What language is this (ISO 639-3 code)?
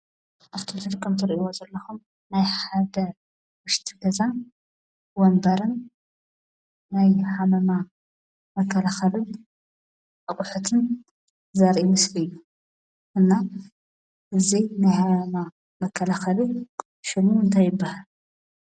tir